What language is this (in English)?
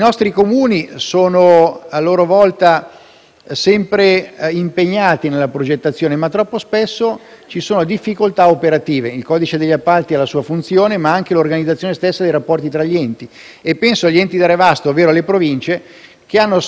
Italian